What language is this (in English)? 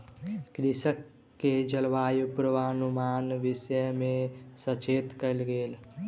Maithili